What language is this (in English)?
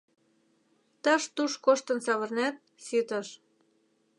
Mari